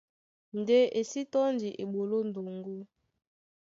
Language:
Duala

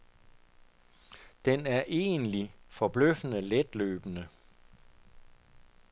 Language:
Danish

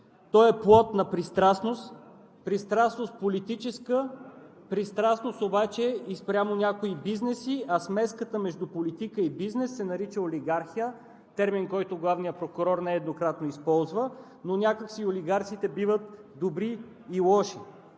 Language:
Bulgarian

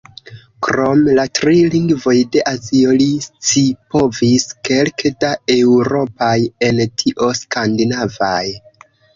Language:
Esperanto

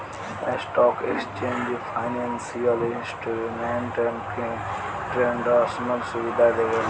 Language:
Bhojpuri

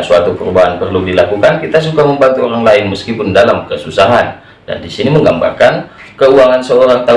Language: Indonesian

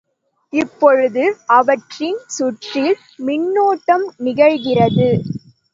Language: Tamil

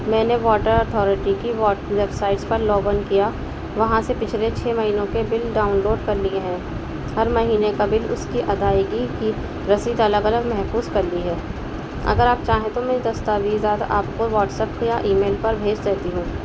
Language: Urdu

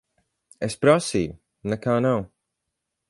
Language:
Latvian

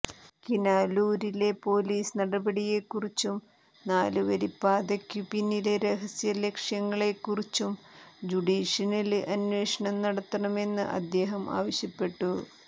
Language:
Malayalam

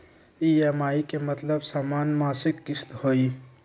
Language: Magahi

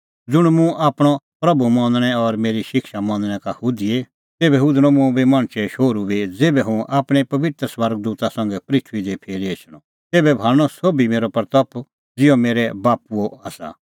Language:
Kullu Pahari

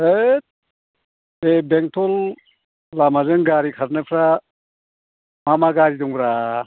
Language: Bodo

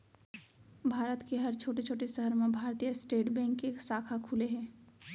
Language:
Chhattisgarhi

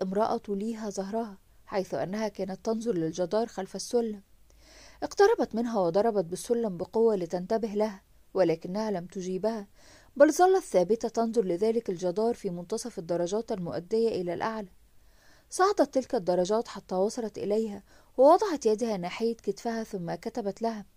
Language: Arabic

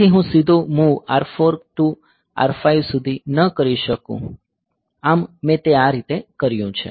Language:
Gujarati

